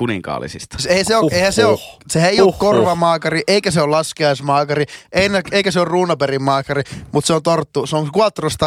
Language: Finnish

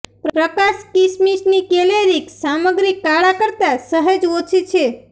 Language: Gujarati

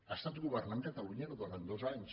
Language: Catalan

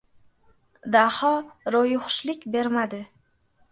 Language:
Uzbek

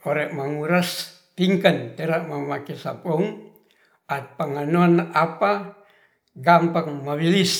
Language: Ratahan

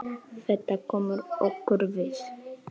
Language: Icelandic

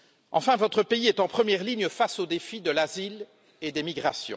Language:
French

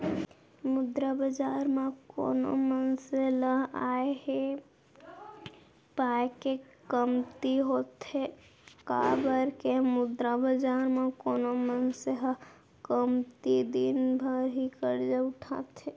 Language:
Chhattisgarhi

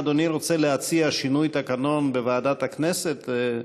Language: Hebrew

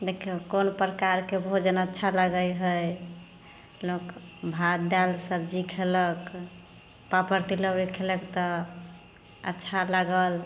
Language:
Maithili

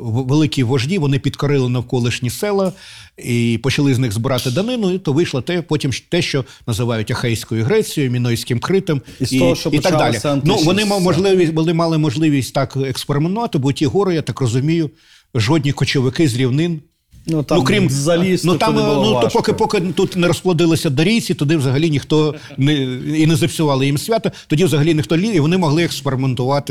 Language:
Ukrainian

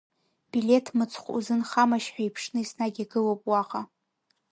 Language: Abkhazian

